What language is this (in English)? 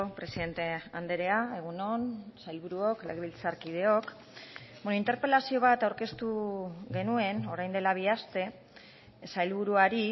Basque